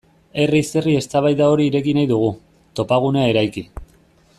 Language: Basque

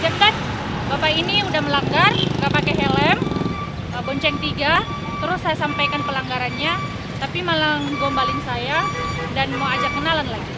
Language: Indonesian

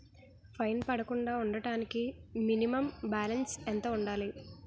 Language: Telugu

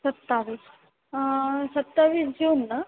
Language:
Marathi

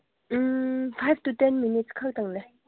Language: Manipuri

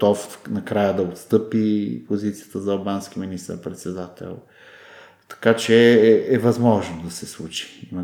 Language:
Bulgarian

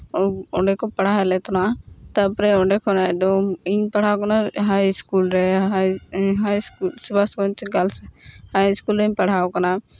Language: Santali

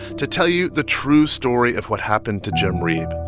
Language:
English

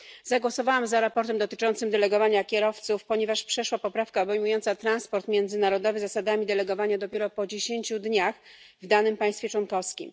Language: Polish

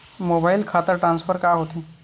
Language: Chhattisgarhi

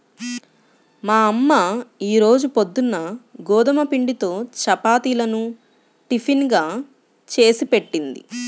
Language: Telugu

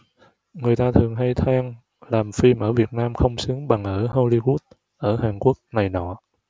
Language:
Vietnamese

